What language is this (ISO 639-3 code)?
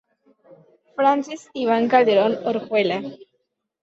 spa